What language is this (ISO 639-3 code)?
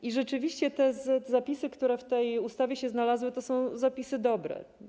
pol